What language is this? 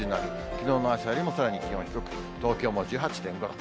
Japanese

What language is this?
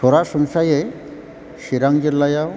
Bodo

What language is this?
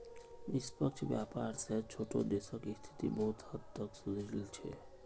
Magahi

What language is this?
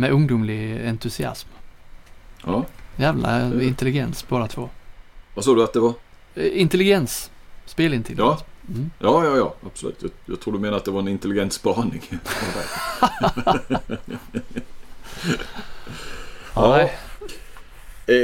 Swedish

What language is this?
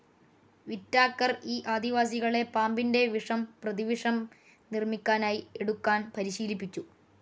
Malayalam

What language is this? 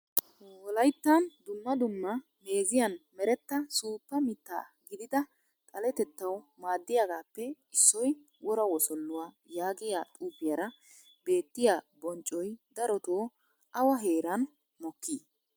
Wolaytta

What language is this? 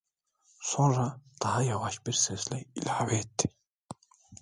Turkish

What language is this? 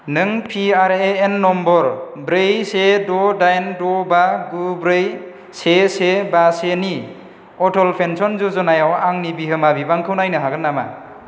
Bodo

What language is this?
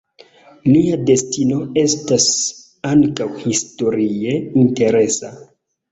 Esperanto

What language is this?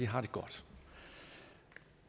Danish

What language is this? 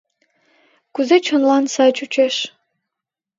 Mari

